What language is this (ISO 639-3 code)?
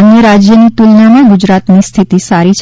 guj